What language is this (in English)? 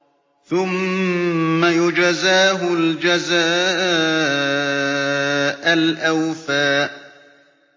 Arabic